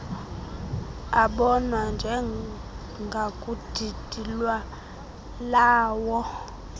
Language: Xhosa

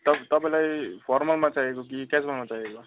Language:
Nepali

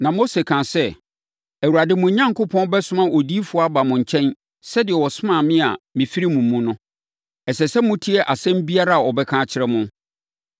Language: Akan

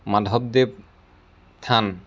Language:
Assamese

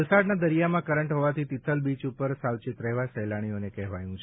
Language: Gujarati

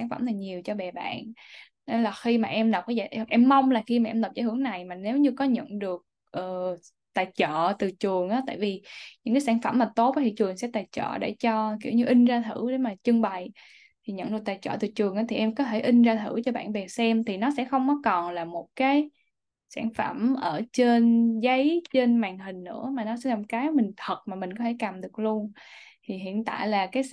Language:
Vietnamese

